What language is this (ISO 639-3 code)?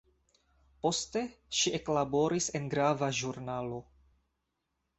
epo